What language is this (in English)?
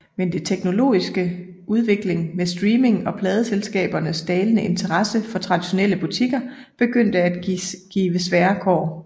Danish